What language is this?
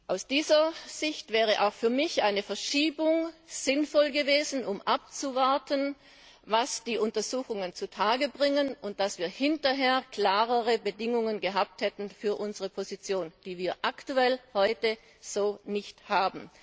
German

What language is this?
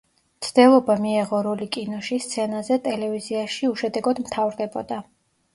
Georgian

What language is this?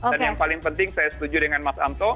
Indonesian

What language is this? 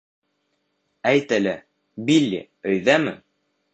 Bashkir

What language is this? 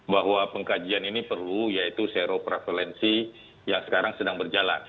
Indonesian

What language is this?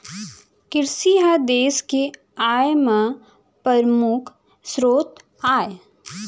Chhattisgarhi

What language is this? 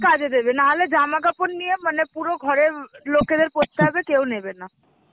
Bangla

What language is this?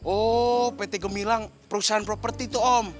Indonesian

